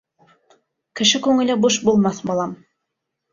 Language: Bashkir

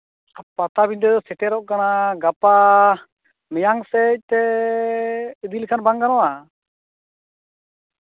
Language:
Santali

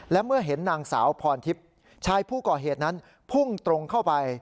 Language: Thai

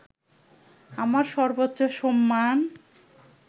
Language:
Bangla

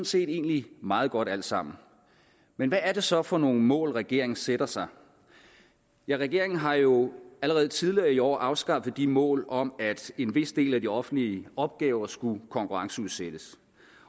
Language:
Danish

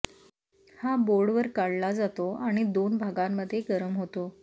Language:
Marathi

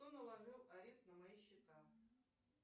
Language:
Russian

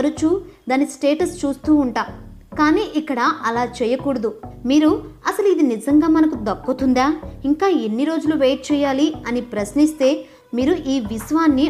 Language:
Telugu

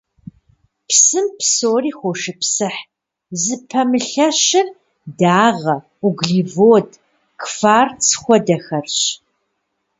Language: Kabardian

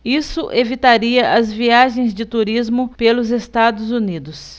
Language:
Portuguese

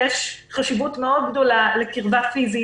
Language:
Hebrew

